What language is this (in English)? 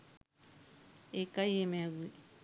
Sinhala